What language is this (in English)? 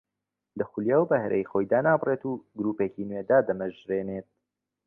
Central Kurdish